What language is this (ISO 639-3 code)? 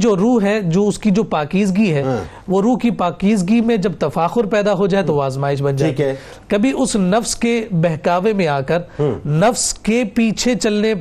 urd